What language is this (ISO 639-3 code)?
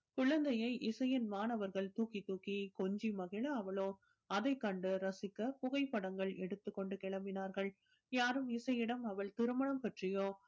tam